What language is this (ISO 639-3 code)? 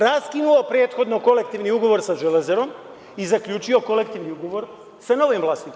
srp